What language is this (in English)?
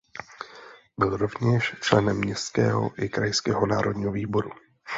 Czech